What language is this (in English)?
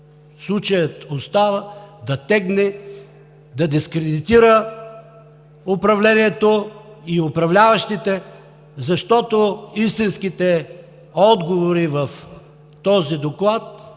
Bulgarian